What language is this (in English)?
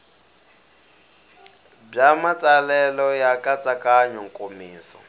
Tsonga